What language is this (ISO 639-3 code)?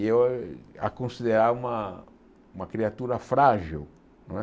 por